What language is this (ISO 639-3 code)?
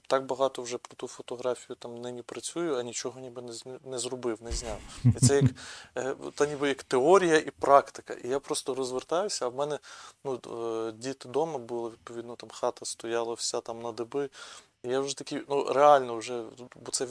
ukr